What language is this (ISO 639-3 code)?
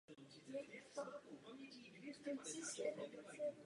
ces